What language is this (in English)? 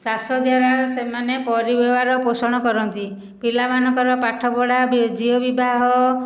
Odia